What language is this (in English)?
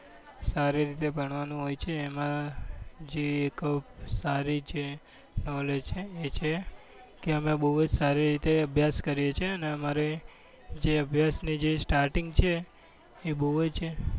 Gujarati